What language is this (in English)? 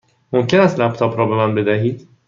Persian